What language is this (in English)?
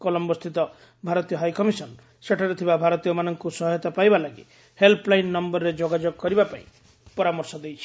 Odia